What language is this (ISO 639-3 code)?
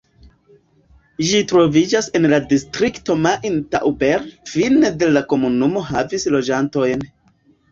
epo